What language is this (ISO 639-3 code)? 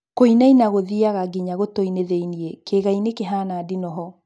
kik